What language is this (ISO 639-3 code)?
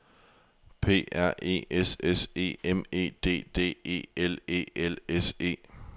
dan